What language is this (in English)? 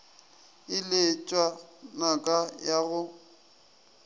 Northern Sotho